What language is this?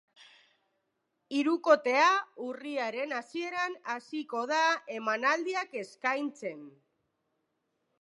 Basque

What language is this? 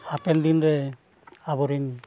Santali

